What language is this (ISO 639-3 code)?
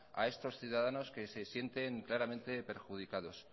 spa